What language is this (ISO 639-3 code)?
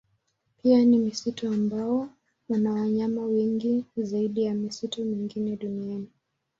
swa